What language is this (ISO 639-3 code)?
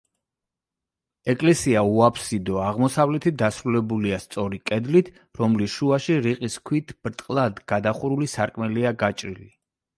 kat